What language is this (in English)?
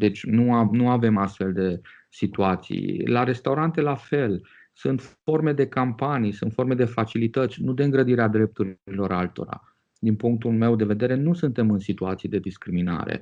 Romanian